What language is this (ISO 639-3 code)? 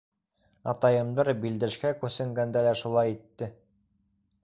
bak